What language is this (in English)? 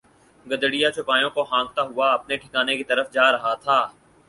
Urdu